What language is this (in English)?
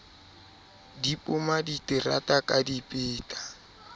Southern Sotho